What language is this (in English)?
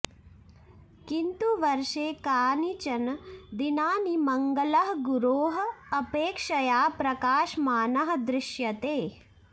Sanskrit